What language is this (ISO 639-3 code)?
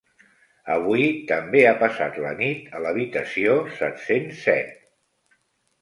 cat